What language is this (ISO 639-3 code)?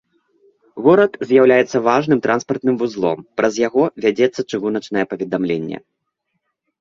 bel